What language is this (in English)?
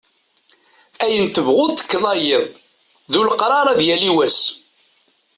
Kabyle